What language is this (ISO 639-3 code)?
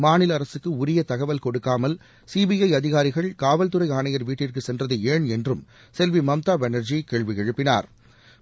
tam